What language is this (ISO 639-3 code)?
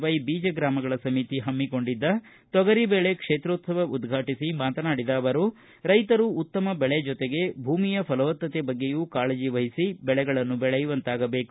kan